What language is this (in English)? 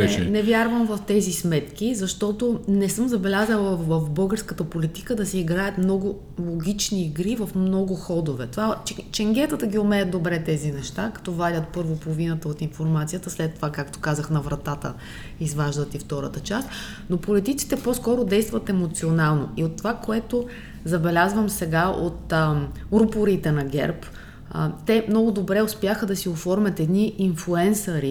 Bulgarian